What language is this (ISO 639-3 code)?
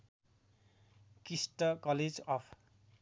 nep